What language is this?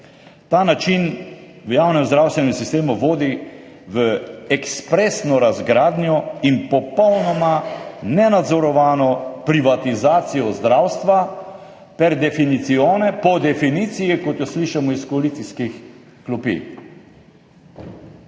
Slovenian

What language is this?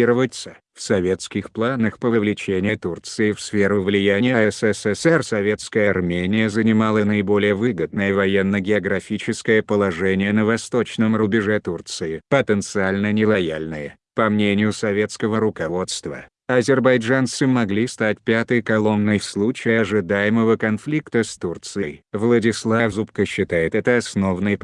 Russian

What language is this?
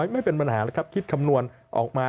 Thai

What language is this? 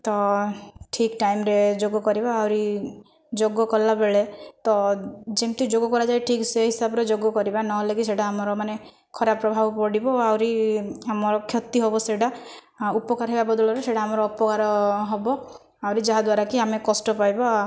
Odia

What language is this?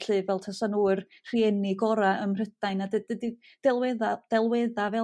Welsh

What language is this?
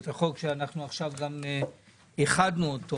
Hebrew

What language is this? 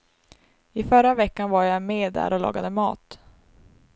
Swedish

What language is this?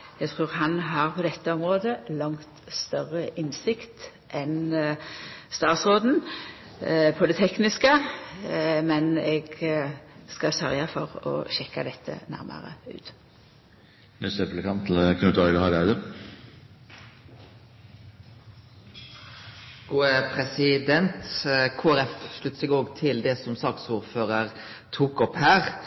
Norwegian Nynorsk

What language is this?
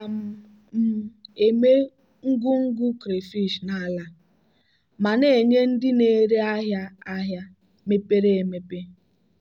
Igbo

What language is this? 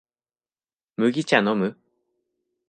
Japanese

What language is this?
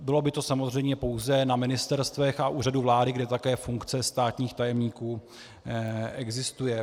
Czech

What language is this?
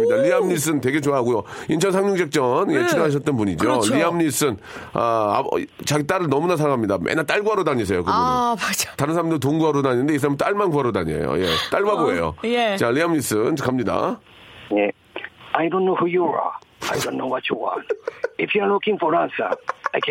Korean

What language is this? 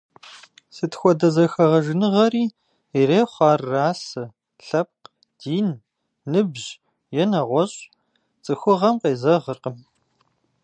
Kabardian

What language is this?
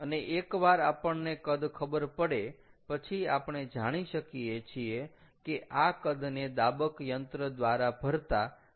Gujarati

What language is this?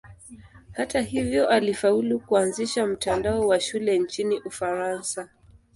Swahili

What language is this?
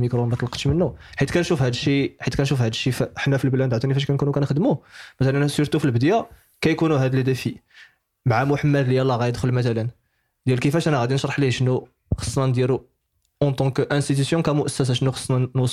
Arabic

